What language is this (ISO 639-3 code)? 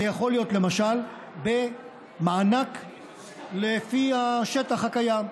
heb